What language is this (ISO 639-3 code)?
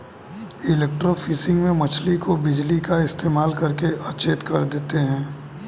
hin